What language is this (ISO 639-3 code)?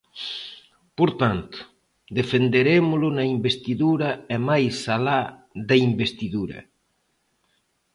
glg